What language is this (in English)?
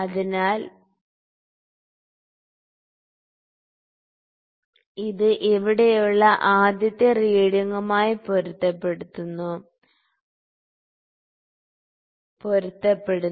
Malayalam